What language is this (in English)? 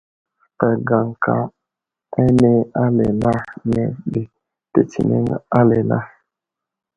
Wuzlam